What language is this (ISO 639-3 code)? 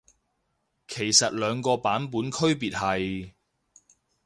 yue